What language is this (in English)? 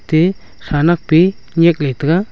Wancho Naga